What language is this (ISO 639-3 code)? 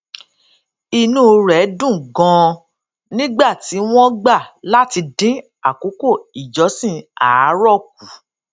yor